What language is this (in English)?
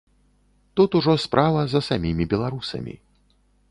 Belarusian